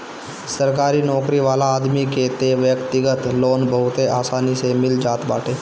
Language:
Bhojpuri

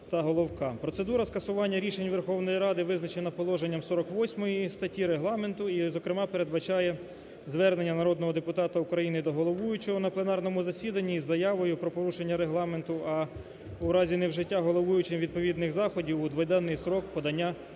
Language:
Ukrainian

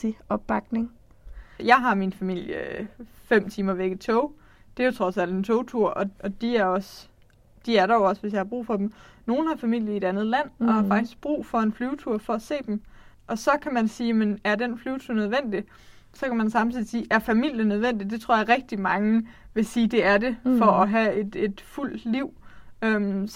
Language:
Danish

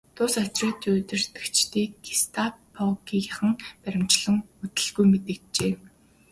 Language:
Mongolian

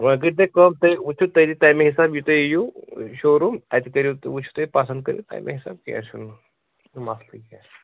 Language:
Kashmiri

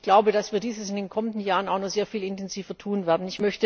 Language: German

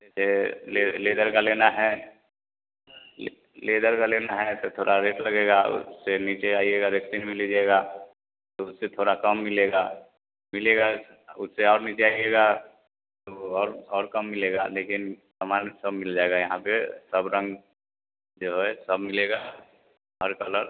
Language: Hindi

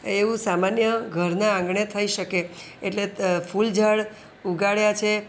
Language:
Gujarati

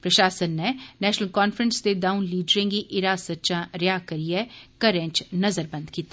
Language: Dogri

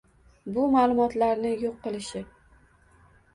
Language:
Uzbek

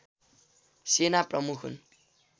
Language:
Nepali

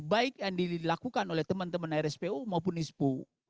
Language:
Indonesian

